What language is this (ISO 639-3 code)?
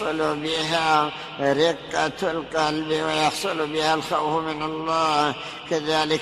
ara